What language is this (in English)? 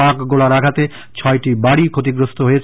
Bangla